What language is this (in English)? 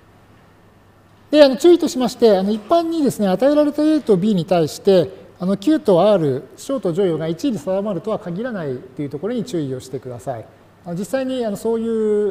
Japanese